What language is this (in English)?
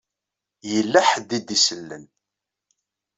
Kabyle